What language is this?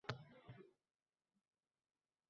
Uzbek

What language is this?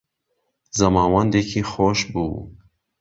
Central Kurdish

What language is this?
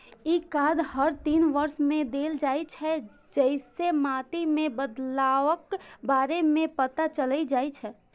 Maithili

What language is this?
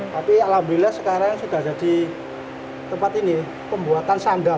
Indonesian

